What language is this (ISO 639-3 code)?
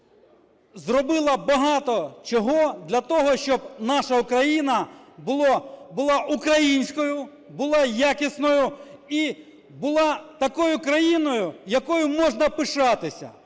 ukr